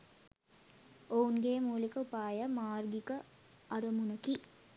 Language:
Sinhala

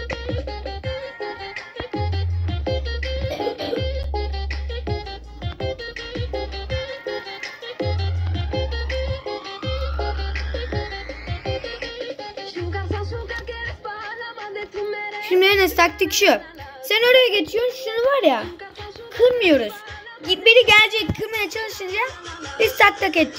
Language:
Turkish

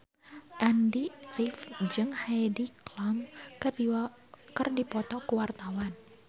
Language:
Sundanese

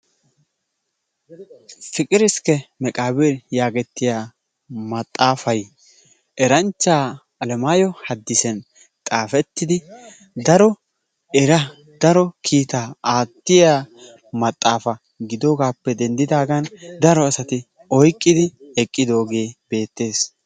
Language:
Wolaytta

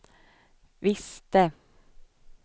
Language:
Swedish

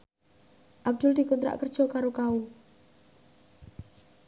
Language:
Javanese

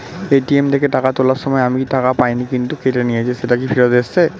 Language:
Bangla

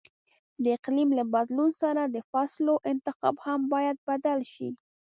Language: Pashto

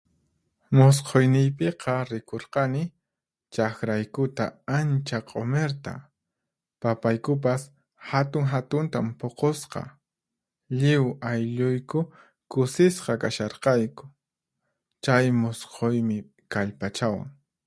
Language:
Puno Quechua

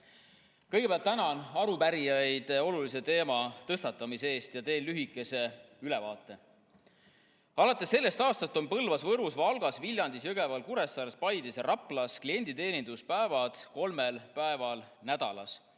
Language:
Estonian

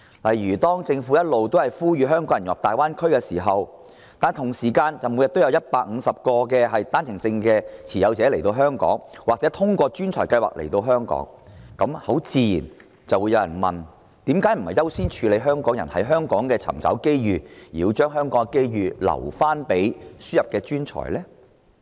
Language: Cantonese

